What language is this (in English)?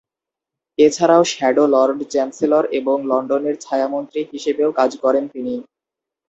Bangla